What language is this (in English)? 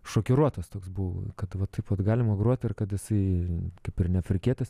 Lithuanian